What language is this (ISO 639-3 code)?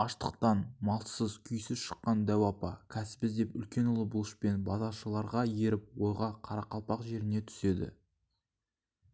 kaz